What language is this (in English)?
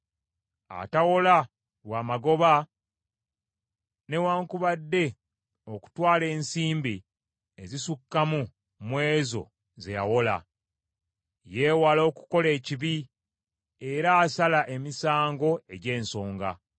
Ganda